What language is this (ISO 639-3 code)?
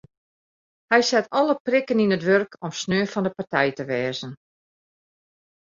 fry